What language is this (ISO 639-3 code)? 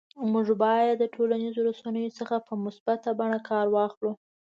pus